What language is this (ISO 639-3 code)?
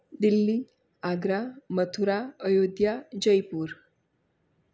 guj